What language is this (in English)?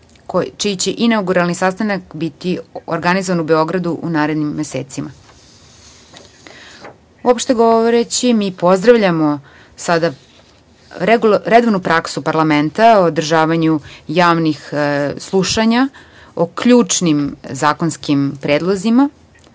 Serbian